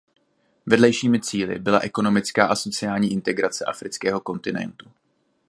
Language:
Czech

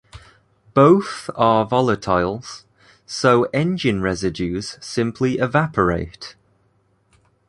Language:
English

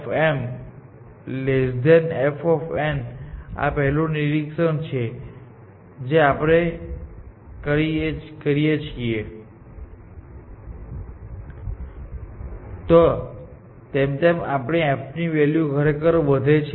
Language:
Gujarati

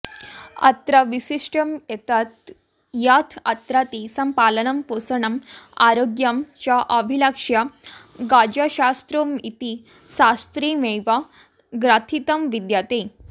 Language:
Sanskrit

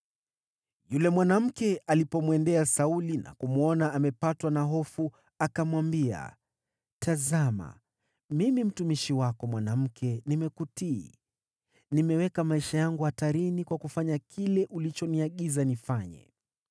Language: Swahili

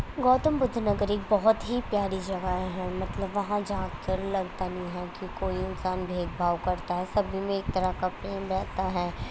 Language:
Urdu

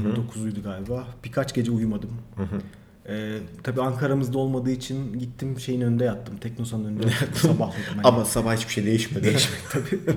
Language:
Turkish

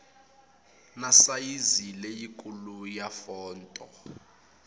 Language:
Tsonga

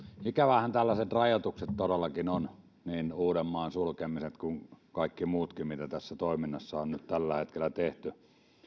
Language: Finnish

